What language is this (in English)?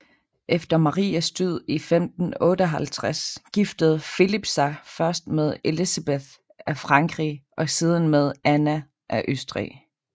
Danish